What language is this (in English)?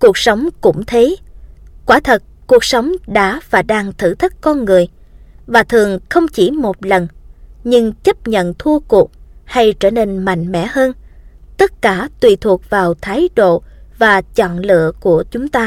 Vietnamese